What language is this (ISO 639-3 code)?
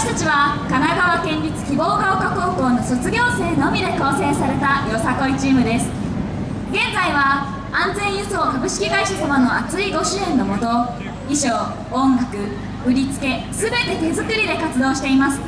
jpn